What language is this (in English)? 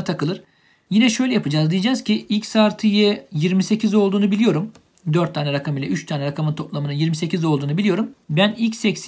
Turkish